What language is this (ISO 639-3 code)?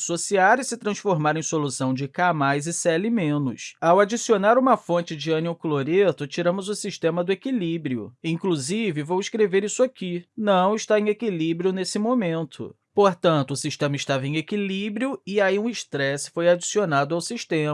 por